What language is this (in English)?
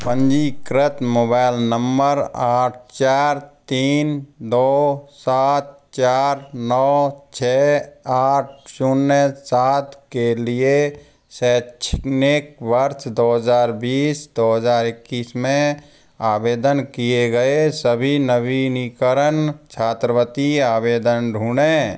Hindi